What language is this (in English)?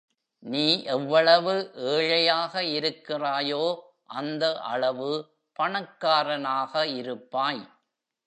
Tamil